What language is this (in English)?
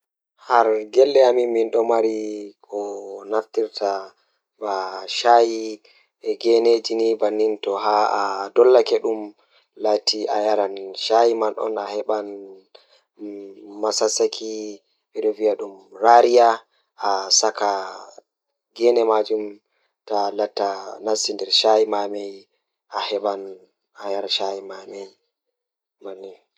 Fula